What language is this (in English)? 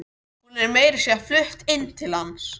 Icelandic